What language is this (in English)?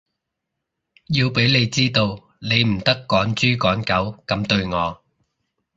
Cantonese